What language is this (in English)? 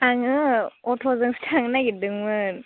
Bodo